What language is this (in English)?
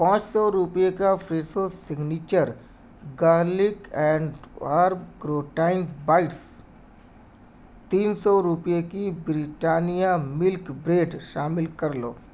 Urdu